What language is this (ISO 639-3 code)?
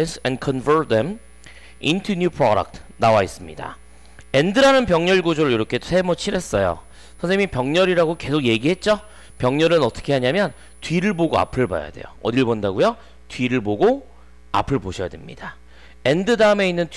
kor